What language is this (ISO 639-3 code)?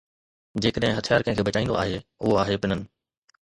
snd